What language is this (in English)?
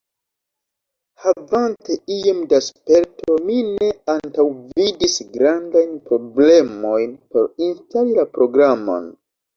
Esperanto